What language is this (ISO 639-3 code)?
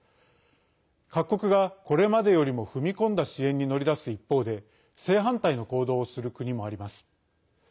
jpn